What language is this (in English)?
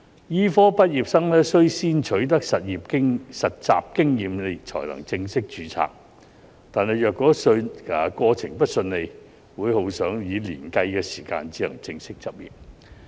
Cantonese